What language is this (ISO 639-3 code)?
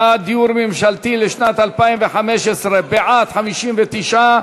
heb